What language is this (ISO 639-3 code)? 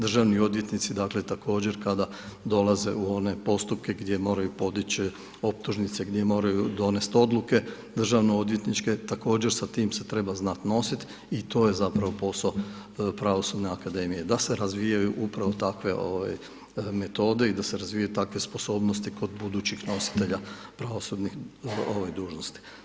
hrv